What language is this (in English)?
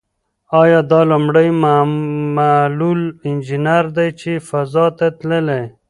Pashto